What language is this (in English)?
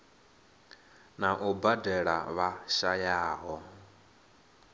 Venda